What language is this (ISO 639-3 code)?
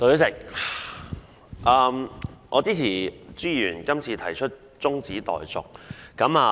yue